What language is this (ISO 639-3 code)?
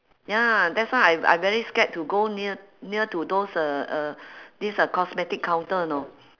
eng